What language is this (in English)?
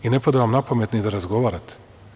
Serbian